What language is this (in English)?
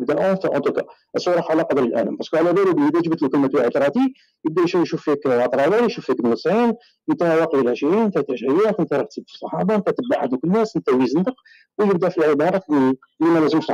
Arabic